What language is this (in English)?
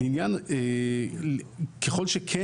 Hebrew